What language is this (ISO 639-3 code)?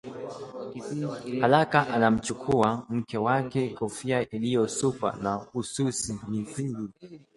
swa